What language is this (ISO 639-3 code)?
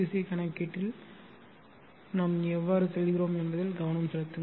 tam